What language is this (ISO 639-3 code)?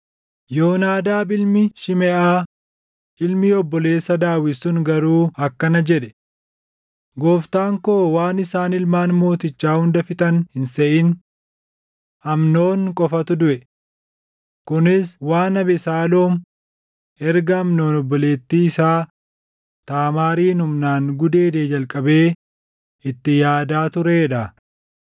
orm